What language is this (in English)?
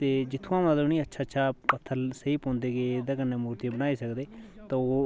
Dogri